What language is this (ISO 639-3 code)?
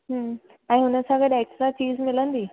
snd